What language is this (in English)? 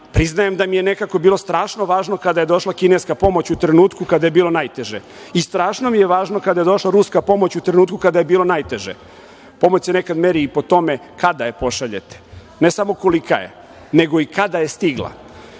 Serbian